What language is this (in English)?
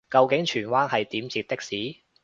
Cantonese